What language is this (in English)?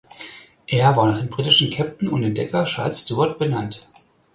German